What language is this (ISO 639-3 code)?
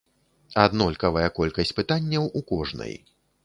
bel